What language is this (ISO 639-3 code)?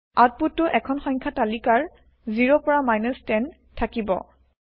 asm